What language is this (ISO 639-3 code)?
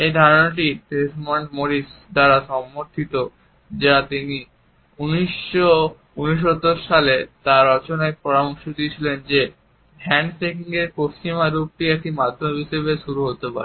ben